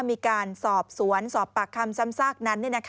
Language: Thai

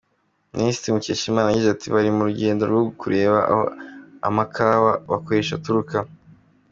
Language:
Kinyarwanda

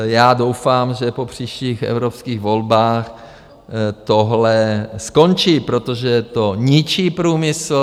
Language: Czech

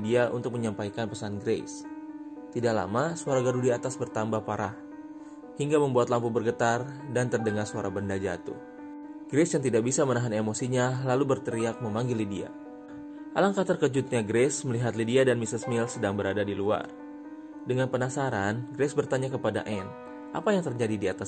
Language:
Indonesian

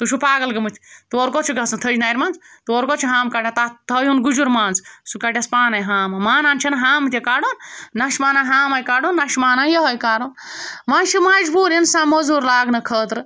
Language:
Kashmiri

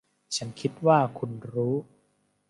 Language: Thai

